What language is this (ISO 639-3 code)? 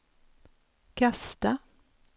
swe